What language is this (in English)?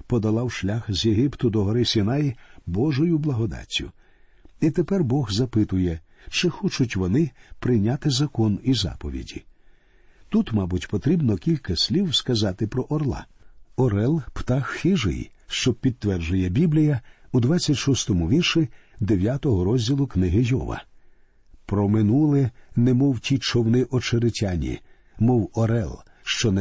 Ukrainian